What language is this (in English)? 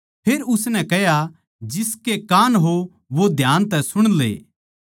Haryanvi